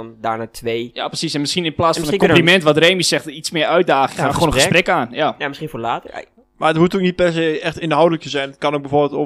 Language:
Dutch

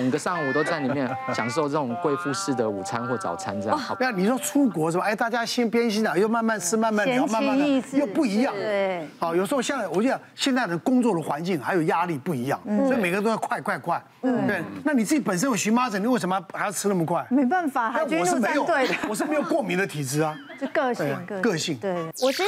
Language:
Chinese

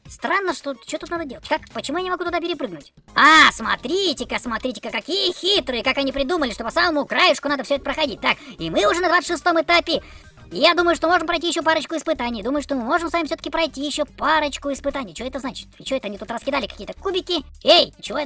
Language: Russian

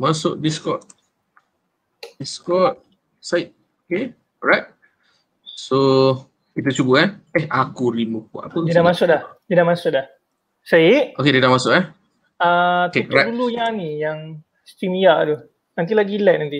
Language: Malay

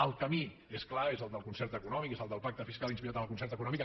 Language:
Catalan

